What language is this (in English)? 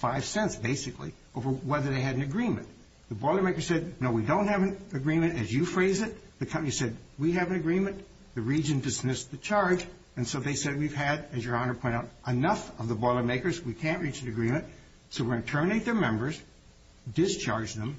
English